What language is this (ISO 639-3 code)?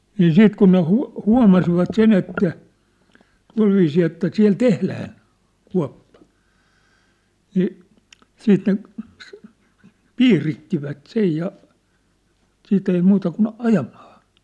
fin